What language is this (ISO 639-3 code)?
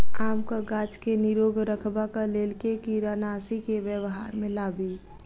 mai